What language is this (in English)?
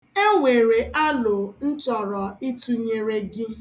Igbo